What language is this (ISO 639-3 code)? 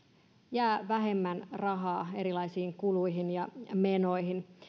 fin